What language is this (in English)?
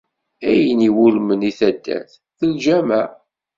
Kabyle